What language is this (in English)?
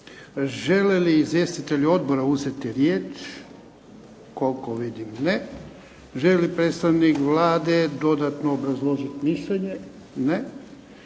Croatian